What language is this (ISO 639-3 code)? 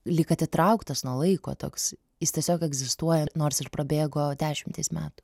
lit